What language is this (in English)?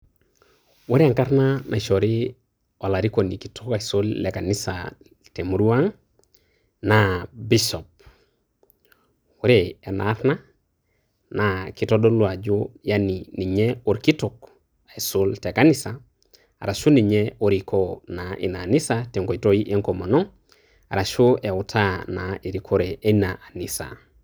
Masai